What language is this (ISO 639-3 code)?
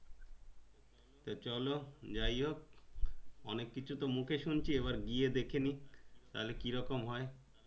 ben